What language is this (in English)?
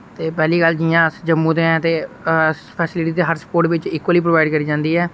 Dogri